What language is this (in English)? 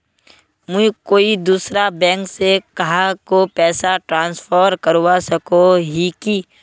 Magahi